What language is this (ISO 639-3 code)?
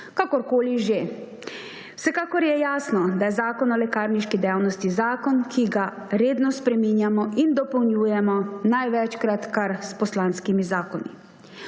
slv